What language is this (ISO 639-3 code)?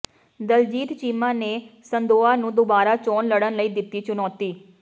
pan